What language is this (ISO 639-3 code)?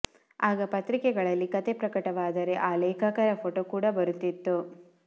kan